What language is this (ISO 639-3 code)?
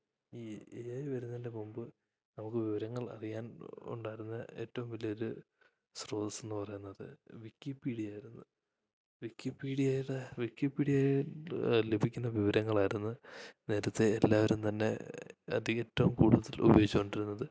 mal